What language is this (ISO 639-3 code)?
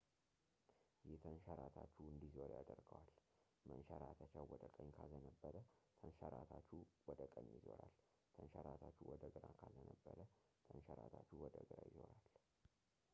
amh